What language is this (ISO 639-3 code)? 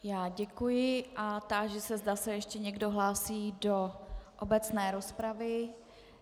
ces